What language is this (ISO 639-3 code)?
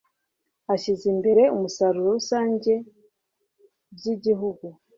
kin